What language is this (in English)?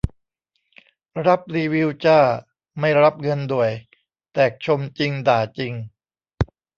Thai